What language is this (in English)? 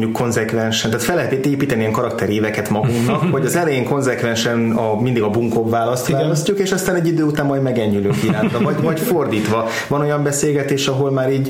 Hungarian